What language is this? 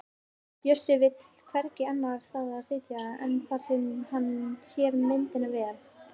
Icelandic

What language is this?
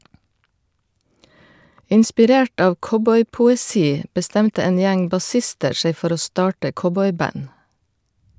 Norwegian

